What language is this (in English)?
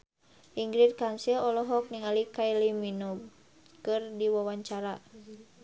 Sundanese